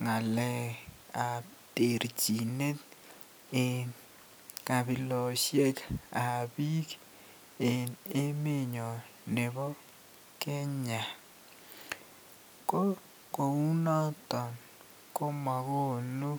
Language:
Kalenjin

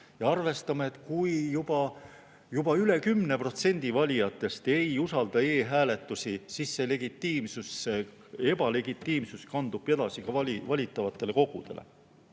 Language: Estonian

